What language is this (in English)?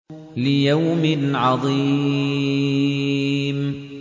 Arabic